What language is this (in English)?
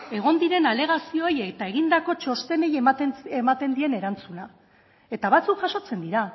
Basque